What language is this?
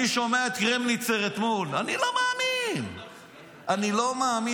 Hebrew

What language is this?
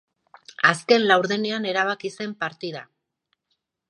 Basque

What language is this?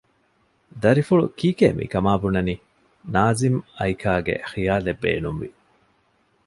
Divehi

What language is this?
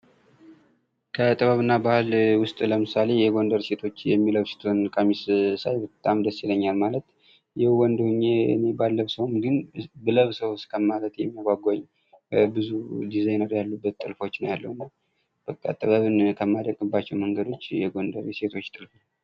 Amharic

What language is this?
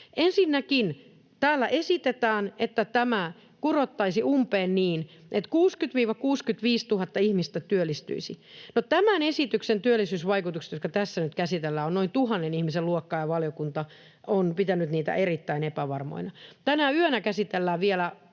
Finnish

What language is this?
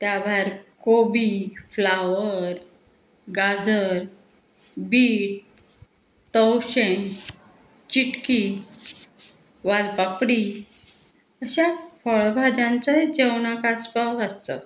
Konkani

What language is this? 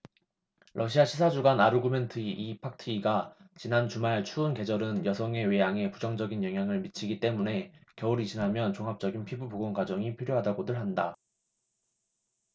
Korean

